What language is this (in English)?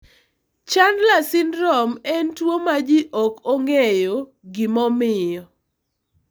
Luo (Kenya and Tanzania)